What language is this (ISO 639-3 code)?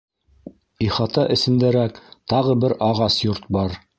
bak